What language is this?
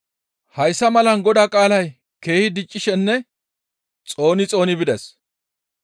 Gamo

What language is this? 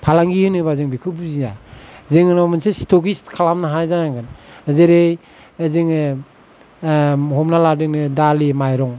Bodo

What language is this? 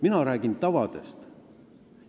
Estonian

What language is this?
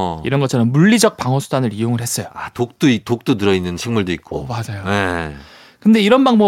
Korean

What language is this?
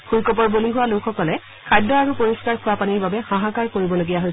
Assamese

